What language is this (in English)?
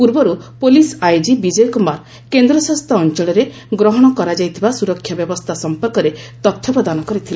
Odia